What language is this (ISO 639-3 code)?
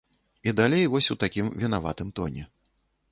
bel